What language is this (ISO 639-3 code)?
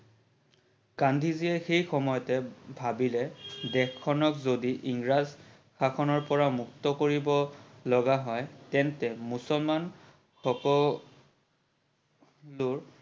asm